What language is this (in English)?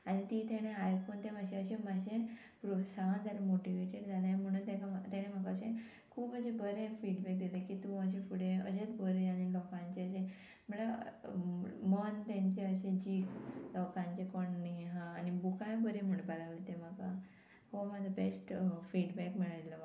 Konkani